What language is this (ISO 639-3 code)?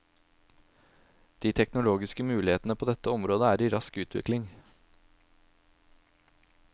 nor